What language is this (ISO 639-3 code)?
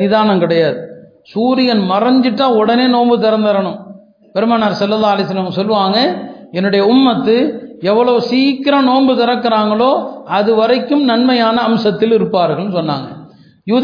tam